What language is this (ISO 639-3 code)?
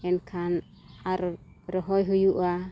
sat